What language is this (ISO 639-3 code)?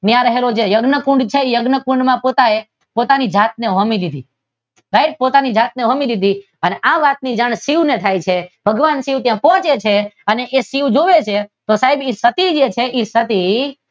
guj